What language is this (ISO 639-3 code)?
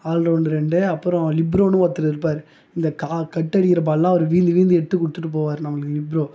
tam